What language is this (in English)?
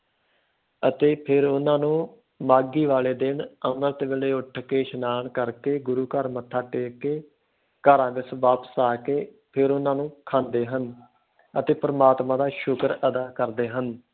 Punjabi